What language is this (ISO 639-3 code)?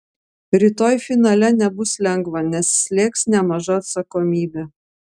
lit